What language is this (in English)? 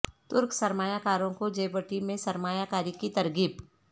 Urdu